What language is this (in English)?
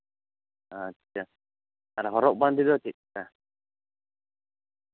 Santali